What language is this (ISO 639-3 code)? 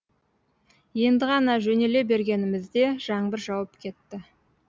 kaz